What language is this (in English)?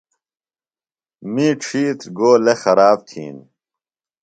Phalura